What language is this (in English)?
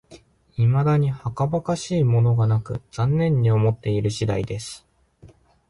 Japanese